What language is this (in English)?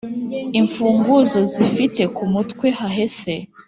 Kinyarwanda